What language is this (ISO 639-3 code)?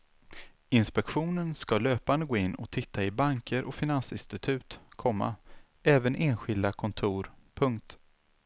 swe